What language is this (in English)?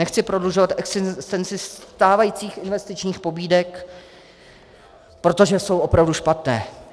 Czech